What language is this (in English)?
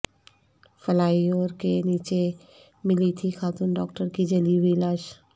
Urdu